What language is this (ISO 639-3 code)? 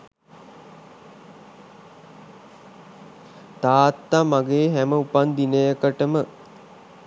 sin